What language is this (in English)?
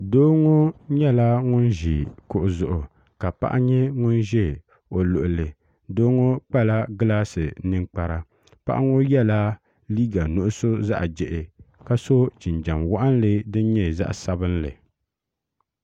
Dagbani